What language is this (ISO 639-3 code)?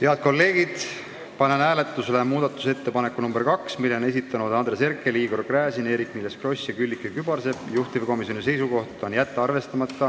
est